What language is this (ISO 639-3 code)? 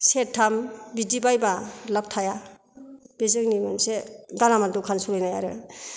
brx